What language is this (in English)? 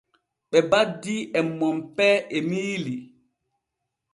Borgu Fulfulde